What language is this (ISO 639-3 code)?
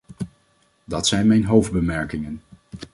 nld